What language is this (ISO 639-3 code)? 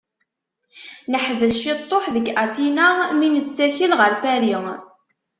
kab